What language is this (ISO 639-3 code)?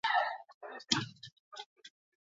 eus